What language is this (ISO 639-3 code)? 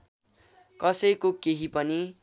nep